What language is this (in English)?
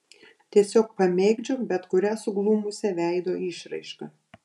Lithuanian